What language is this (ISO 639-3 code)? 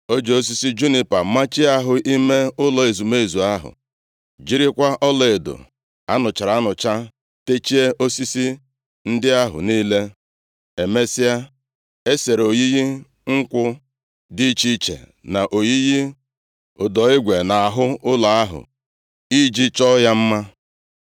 ibo